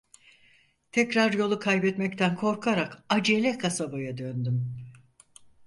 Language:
Turkish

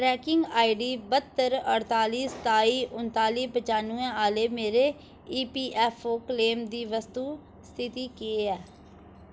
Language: Dogri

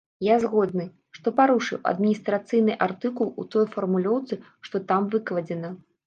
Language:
Belarusian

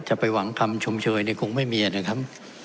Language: Thai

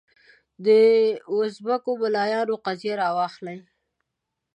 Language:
Pashto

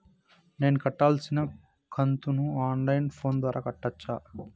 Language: Telugu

